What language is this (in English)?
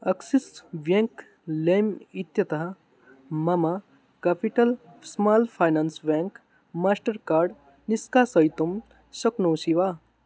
Sanskrit